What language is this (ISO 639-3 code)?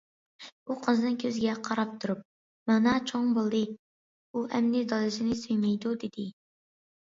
uig